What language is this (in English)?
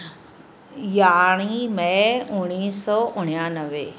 Sindhi